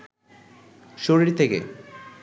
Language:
Bangla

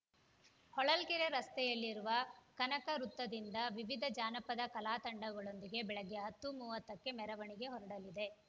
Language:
Kannada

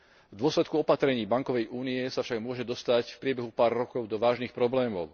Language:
Slovak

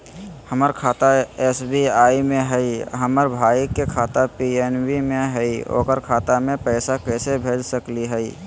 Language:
Magahi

